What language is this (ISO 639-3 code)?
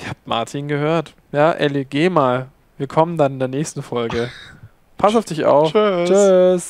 deu